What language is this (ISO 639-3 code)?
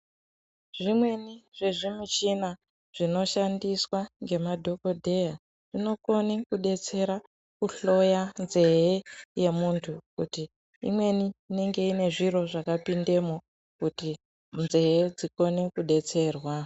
ndc